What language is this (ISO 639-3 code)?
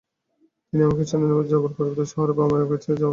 ben